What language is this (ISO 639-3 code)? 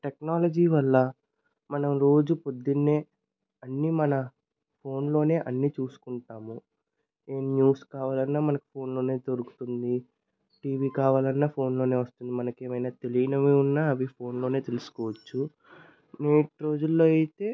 tel